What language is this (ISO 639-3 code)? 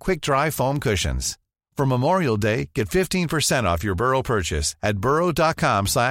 fas